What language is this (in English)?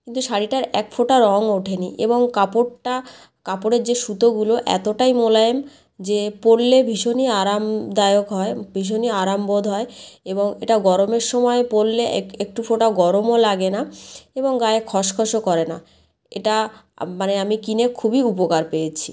Bangla